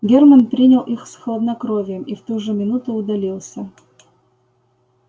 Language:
Russian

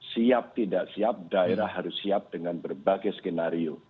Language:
Indonesian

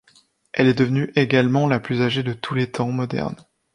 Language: French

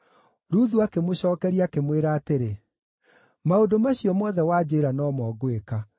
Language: Kikuyu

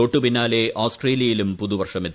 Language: Malayalam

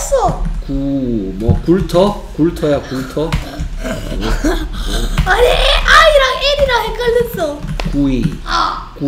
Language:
Korean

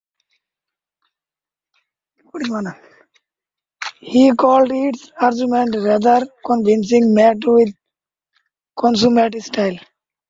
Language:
English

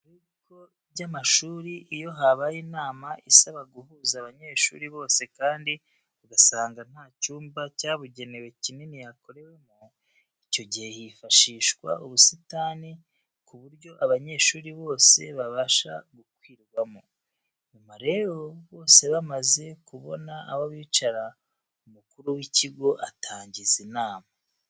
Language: Kinyarwanda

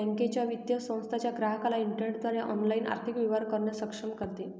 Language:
Marathi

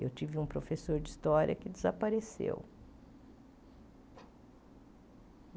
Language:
Portuguese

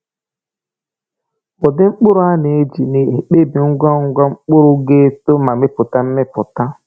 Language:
Igbo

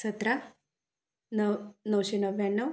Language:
Marathi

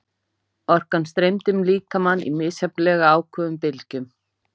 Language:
Icelandic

